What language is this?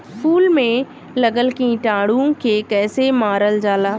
Bhojpuri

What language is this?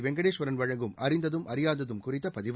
Tamil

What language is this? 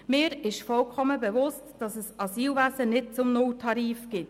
Swiss German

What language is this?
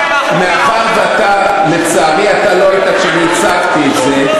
Hebrew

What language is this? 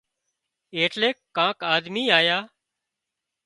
Wadiyara Koli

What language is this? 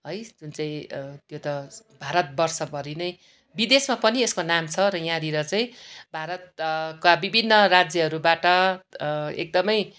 Nepali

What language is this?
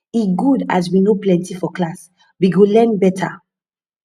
Nigerian Pidgin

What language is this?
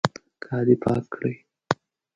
Pashto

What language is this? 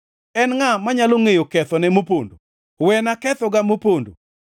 Luo (Kenya and Tanzania)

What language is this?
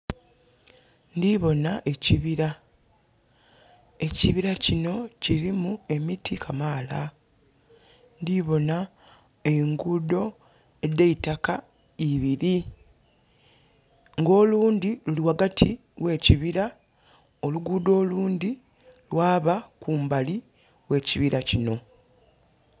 Soga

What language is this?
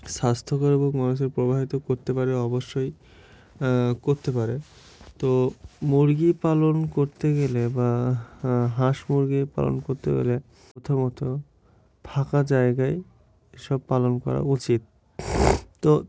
Bangla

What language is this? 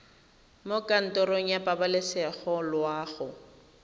Tswana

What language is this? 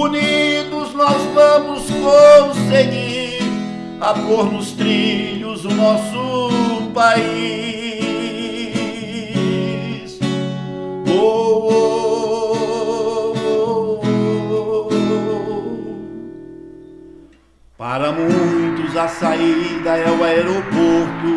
Portuguese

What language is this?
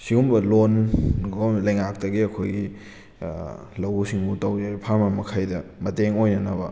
Manipuri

